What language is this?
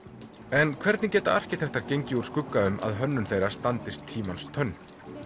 Icelandic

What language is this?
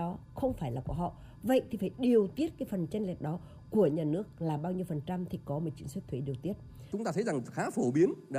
Vietnamese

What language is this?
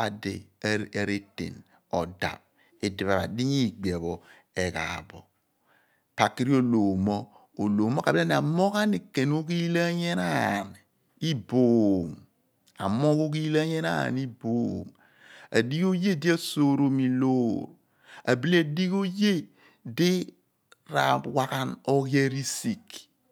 Abua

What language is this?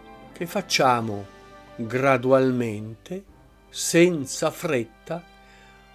Italian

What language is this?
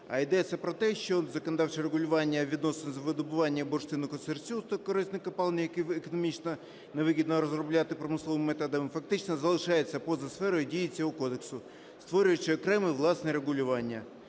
Ukrainian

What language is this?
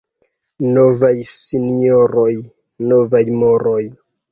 Esperanto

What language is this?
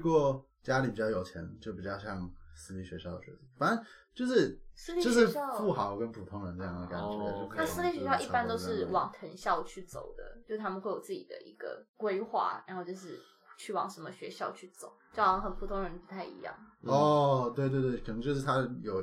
Chinese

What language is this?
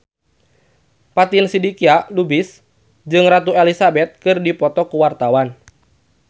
Sundanese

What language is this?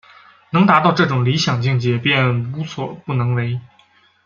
Chinese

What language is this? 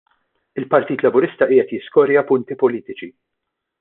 Maltese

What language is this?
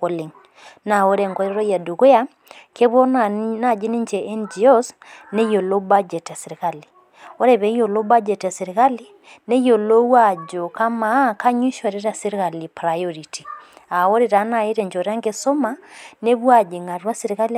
Masai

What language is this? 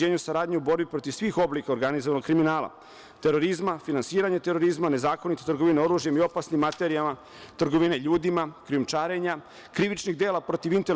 Serbian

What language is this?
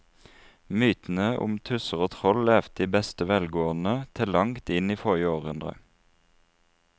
Norwegian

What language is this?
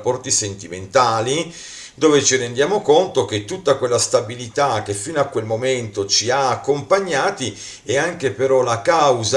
Italian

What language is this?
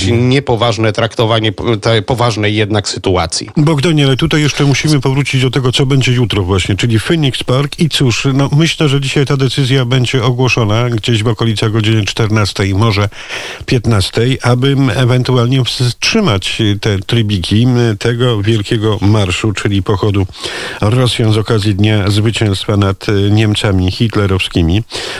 Polish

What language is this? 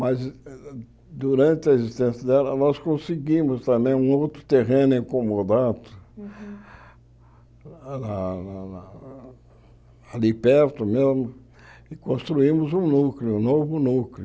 Portuguese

